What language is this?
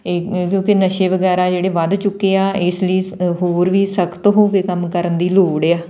Punjabi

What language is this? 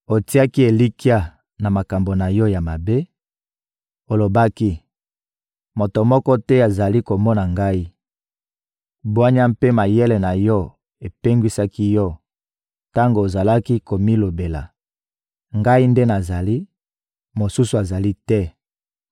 Lingala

